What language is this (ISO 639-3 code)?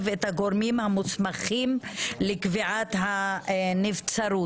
heb